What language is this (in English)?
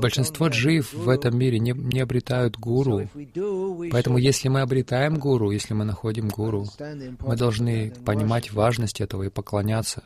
Russian